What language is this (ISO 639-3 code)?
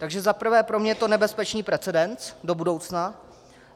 ces